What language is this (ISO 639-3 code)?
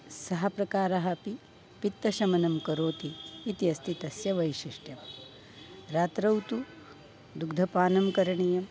san